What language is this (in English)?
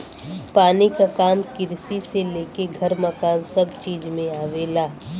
Bhojpuri